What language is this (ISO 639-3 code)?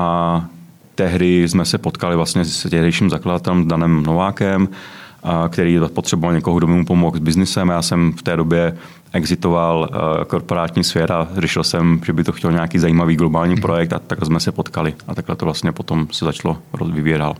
ces